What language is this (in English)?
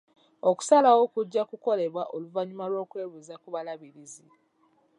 Ganda